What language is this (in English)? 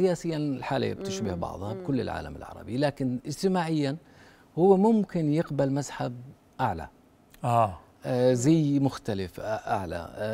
Arabic